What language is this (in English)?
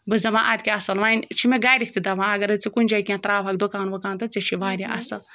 Kashmiri